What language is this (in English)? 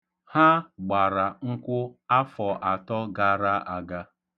Igbo